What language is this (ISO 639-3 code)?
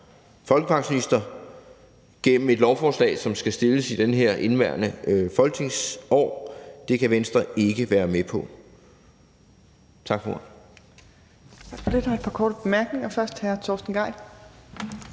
dan